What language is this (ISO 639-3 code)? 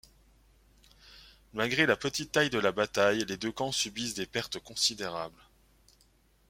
fra